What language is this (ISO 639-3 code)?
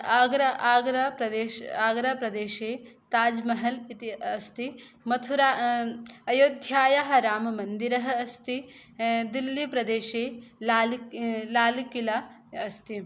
san